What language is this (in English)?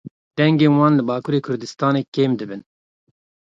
Kurdish